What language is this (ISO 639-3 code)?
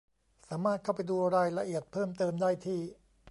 tha